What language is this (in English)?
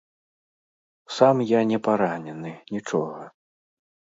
Belarusian